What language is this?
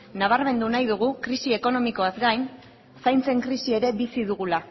Basque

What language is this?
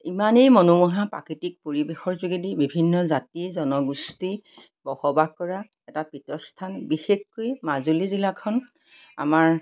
Assamese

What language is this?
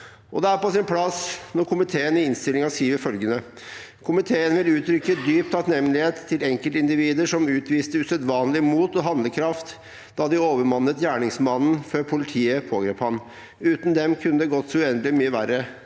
Norwegian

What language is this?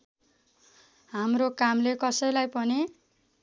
Nepali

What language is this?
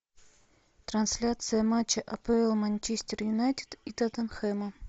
Russian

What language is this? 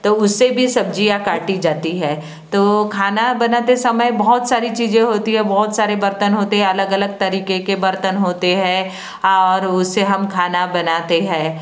Hindi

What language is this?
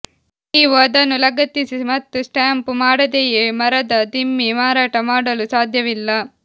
Kannada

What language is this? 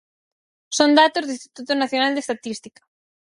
Galician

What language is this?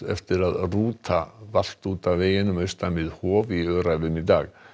Icelandic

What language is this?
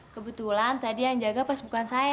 Indonesian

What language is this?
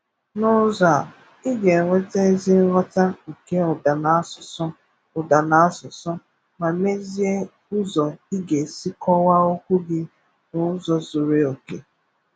Igbo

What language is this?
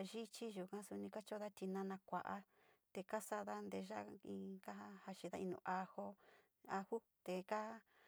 Sinicahua Mixtec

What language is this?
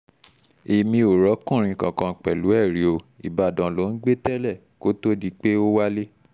Yoruba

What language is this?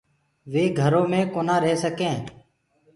Gurgula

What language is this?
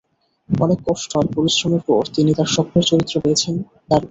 Bangla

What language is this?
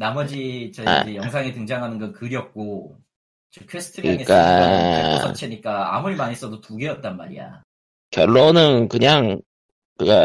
Korean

